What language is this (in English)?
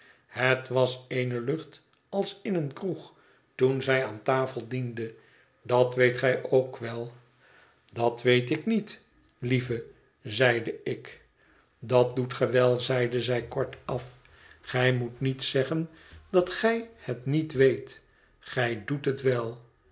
Dutch